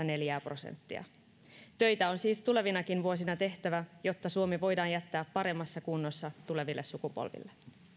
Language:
Finnish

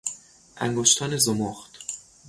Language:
Persian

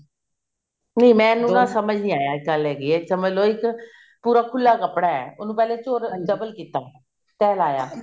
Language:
Punjabi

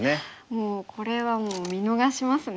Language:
Japanese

